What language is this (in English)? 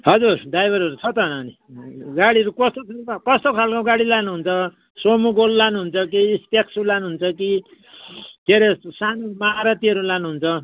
Nepali